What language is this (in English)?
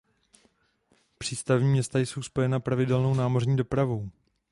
Czech